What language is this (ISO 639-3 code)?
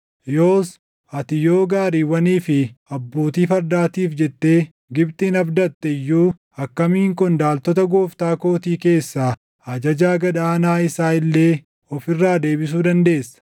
orm